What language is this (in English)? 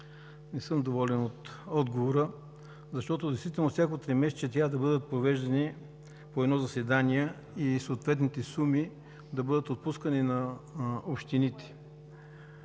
Bulgarian